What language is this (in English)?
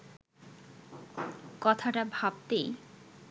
Bangla